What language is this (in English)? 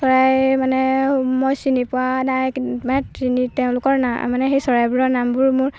Assamese